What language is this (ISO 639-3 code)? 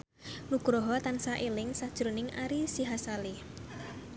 jav